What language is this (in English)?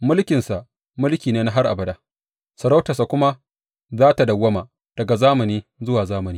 Hausa